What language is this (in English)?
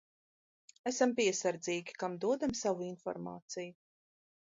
Latvian